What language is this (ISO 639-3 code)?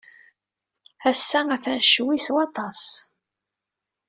kab